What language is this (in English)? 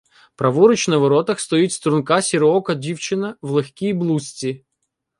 Ukrainian